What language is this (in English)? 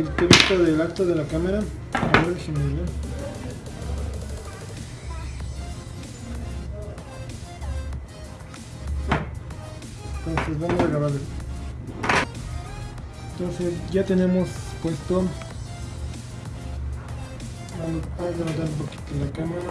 Spanish